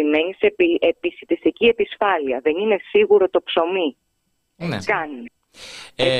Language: Greek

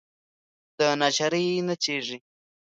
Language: Pashto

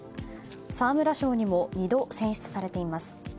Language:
Japanese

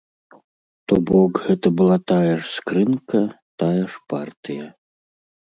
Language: Belarusian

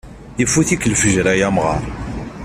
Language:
Kabyle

